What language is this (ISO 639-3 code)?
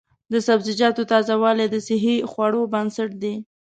pus